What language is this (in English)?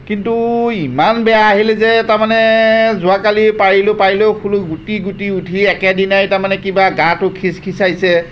Assamese